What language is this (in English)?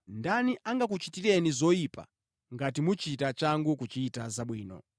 Nyanja